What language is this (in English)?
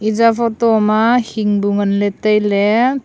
Wancho Naga